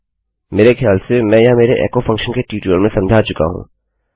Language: Hindi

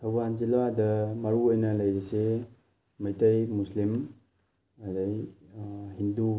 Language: Manipuri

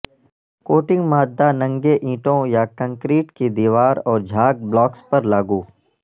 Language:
Urdu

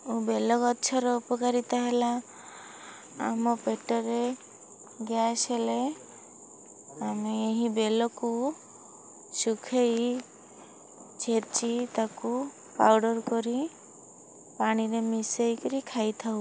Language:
Odia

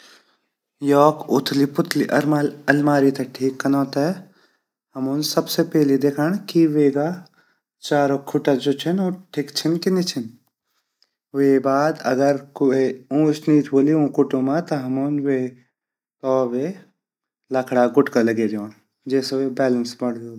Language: Garhwali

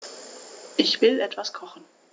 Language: German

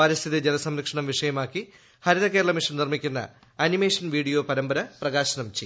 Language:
Malayalam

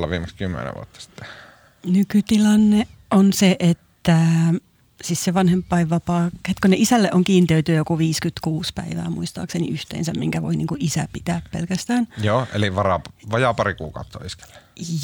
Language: Finnish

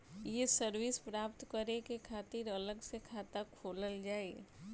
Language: Bhojpuri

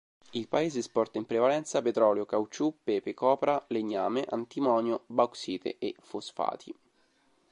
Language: Italian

